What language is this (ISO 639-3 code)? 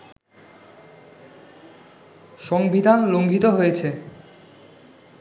ben